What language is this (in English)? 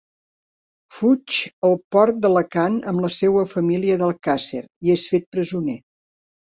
Catalan